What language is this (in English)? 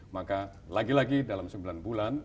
Indonesian